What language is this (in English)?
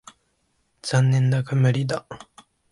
Japanese